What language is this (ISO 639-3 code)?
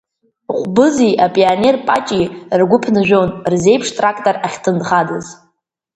abk